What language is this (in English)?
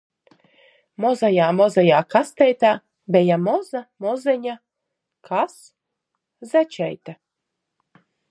Latgalian